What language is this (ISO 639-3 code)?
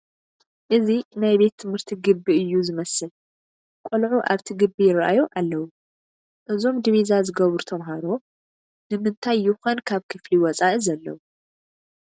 tir